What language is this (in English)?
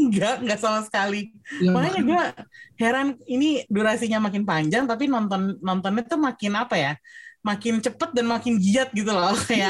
Indonesian